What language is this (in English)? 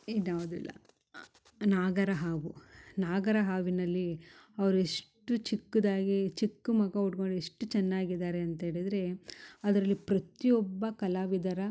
Kannada